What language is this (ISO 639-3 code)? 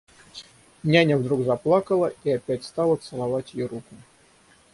rus